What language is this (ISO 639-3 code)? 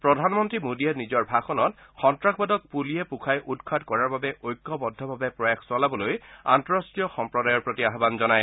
asm